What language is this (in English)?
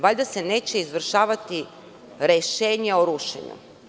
Serbian